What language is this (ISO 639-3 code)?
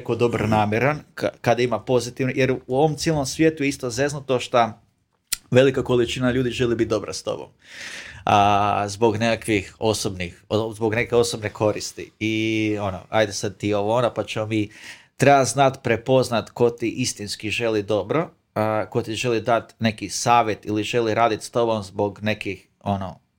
hrv